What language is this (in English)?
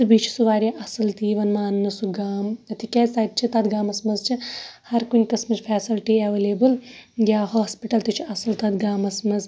Kashmiri